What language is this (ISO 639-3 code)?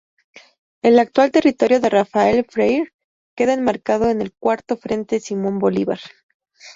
spa